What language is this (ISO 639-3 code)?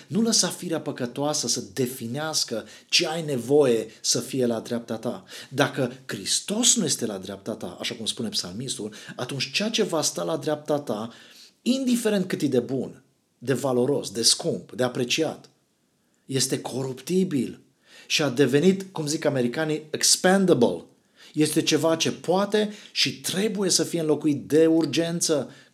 ron